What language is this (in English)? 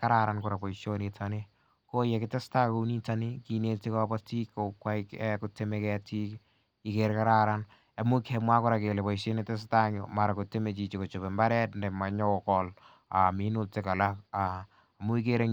Kalenjin